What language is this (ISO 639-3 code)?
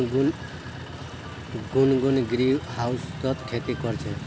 mag